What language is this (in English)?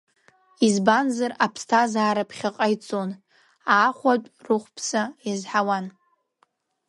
Abkhazian